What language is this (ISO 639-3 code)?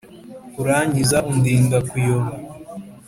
kin